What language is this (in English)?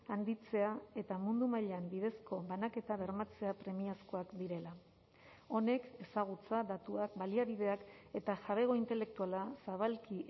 Basque